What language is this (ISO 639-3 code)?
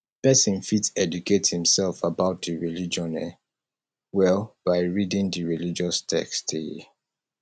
pcm